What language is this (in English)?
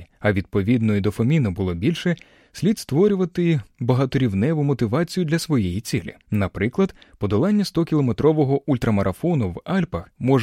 Ukrainian